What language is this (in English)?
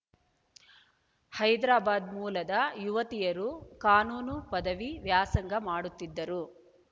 Kannada